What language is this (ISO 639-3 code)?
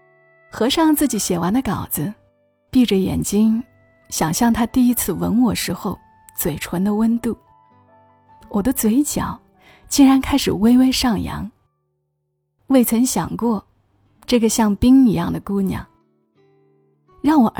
zho